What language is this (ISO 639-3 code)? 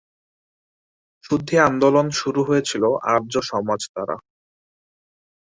ben